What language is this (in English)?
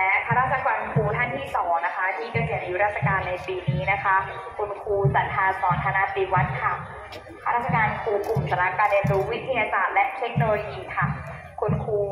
Thai